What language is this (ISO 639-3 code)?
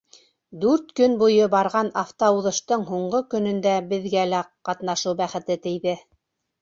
bak